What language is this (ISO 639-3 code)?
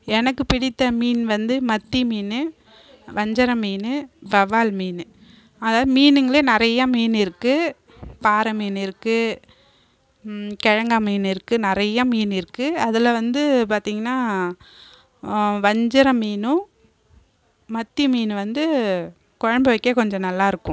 tam